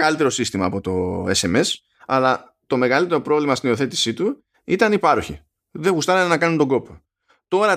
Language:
Greek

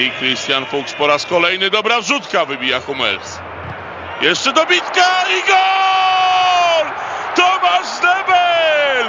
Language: Polish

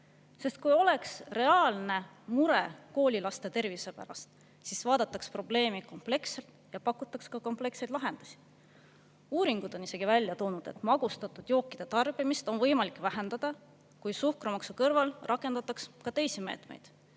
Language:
Estonian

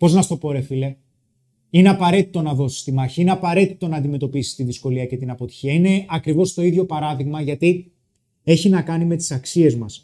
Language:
Greek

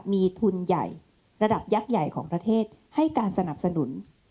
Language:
Thai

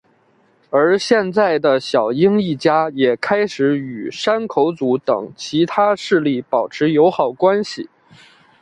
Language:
Chinese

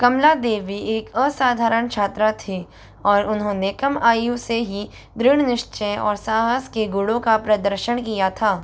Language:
Hindi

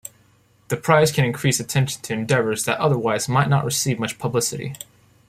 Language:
English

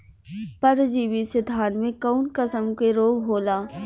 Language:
Bhojpuri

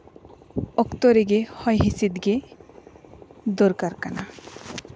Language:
Santali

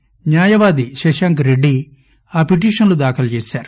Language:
Telugu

